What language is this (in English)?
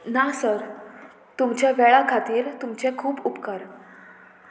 Konkani